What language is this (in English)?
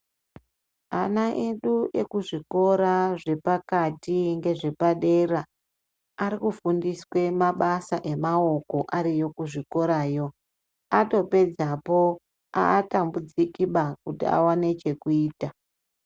Ndau